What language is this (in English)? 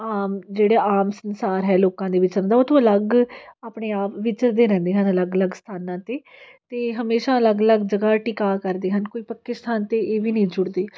Punjabi